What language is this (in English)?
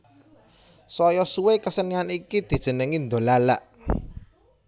Javanese